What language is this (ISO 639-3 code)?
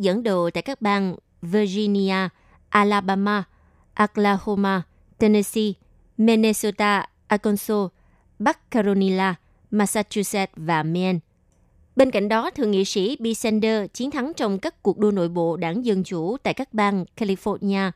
vie